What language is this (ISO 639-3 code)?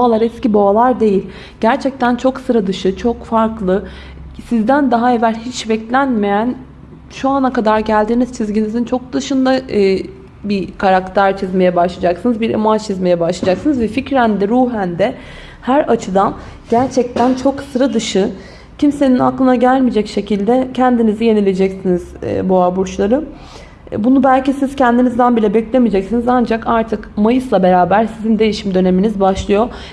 tur